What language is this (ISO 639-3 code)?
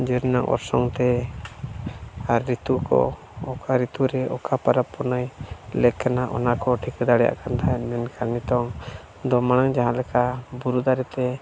sat